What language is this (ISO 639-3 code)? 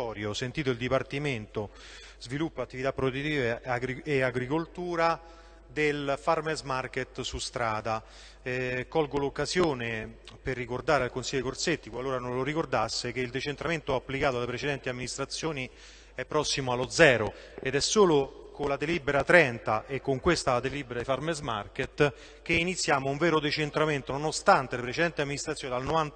ita